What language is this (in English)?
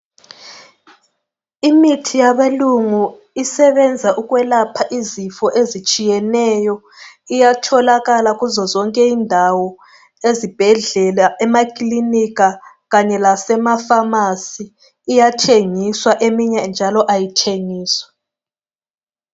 North Ndebele